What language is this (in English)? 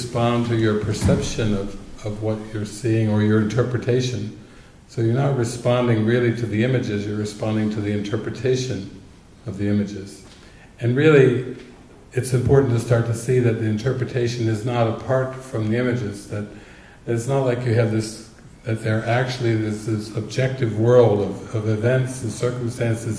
English